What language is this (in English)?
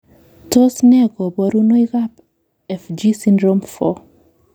Kalenjin